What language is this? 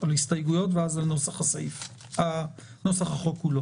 Hebrew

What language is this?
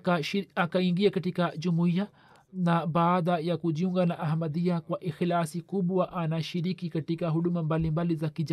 Swahili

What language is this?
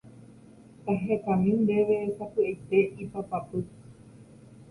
Guarani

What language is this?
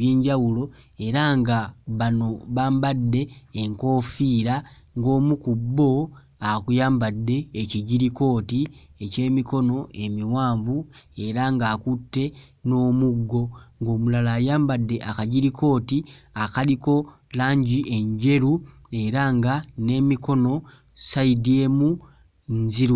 Ganda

